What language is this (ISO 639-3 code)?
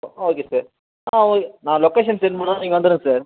tam